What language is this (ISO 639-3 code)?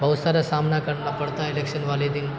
urd